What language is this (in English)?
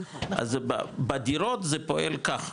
Hebrew